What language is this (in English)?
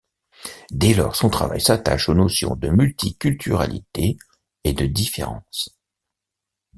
French